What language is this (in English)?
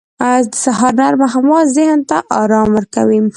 Pashto